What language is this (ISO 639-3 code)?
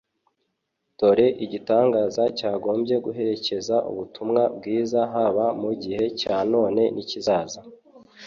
kin